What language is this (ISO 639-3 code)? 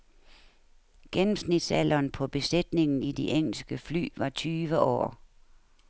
dan